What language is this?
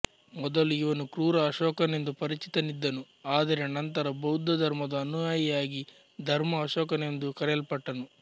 Kannada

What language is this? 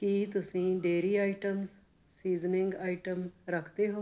Punjabi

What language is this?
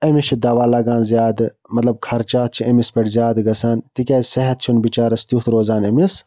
Kashmiri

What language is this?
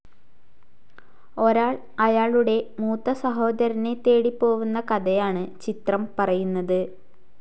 Malayalam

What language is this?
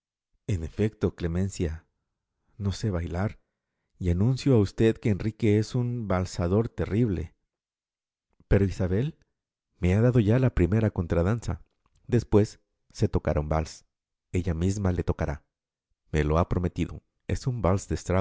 Spanish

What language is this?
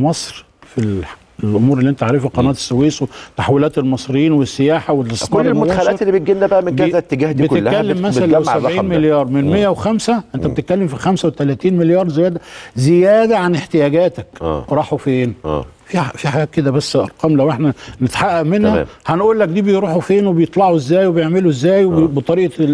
Arabic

